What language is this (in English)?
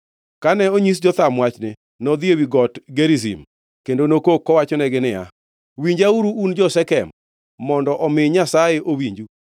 Luo (Kenya and Tanzania)